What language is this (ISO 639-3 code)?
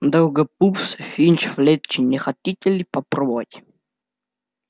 rus